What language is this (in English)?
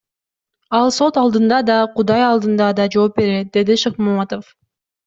Kyrgyz